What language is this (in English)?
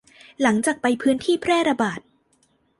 Thai